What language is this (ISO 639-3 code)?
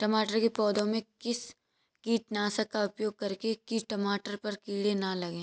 hin